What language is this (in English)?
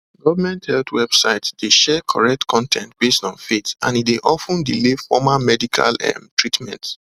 Nigerian Pidgin